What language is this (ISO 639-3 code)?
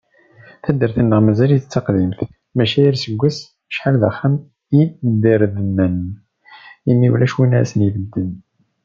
kab